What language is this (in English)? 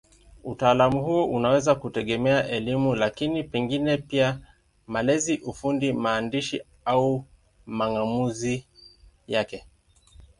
Swahili